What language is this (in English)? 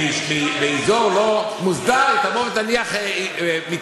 Hebrew